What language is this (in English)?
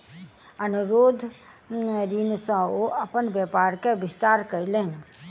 Maithili